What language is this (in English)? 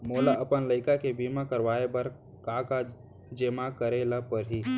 Chhattisgarhi